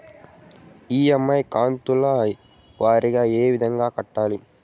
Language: Telugu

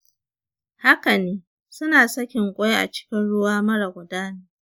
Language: Hausa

